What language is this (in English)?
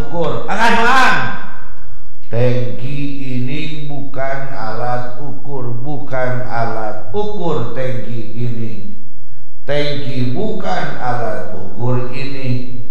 Indonesian